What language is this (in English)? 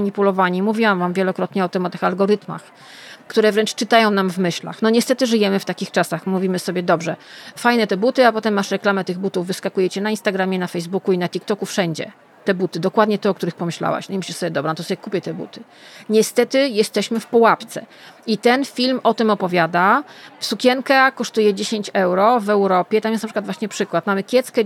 Polish